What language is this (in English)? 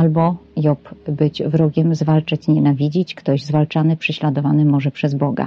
Polish